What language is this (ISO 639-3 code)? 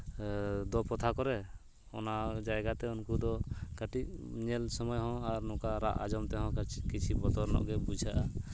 sat